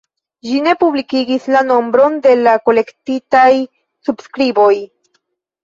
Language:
Esperanto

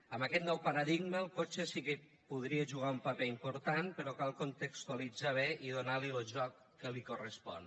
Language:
Catalan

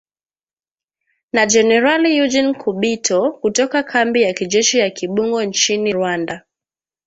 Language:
Swahili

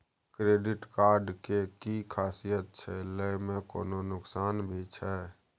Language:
Maithili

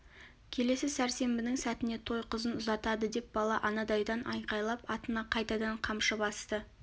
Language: Kazakh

